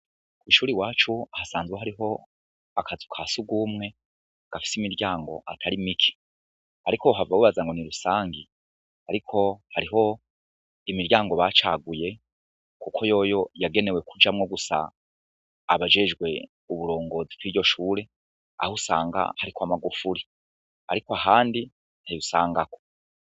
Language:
Rundi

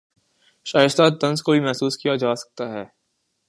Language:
Urdu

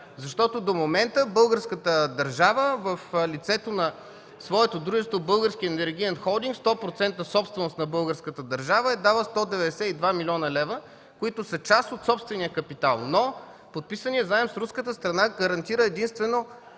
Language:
Bulgarian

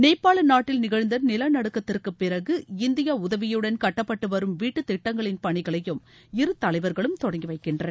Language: Tamil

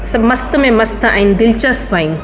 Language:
Sindhi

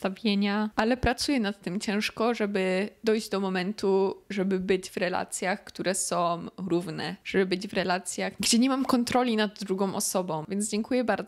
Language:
Polish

